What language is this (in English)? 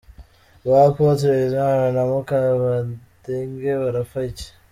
Kinyarwanda